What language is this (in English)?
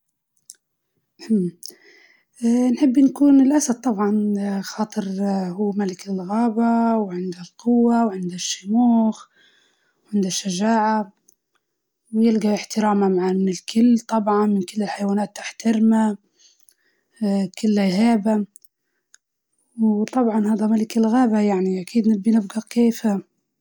Libyan Arabic